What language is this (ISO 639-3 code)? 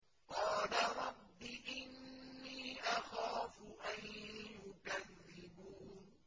ara